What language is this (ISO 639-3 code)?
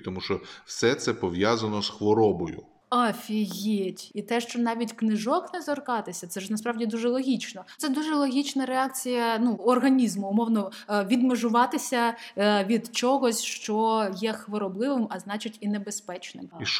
ukr